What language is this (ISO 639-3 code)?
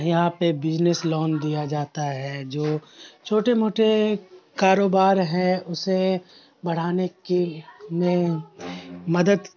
urd